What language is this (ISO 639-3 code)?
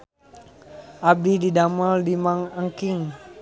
sun